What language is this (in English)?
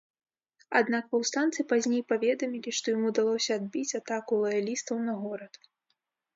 Belarusian